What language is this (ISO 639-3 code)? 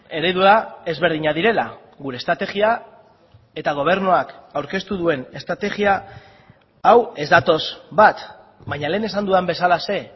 eus